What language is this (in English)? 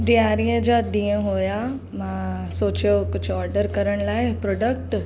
Sindhi